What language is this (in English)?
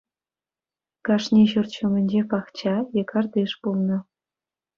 Chuvash